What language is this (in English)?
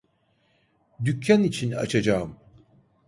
Turkish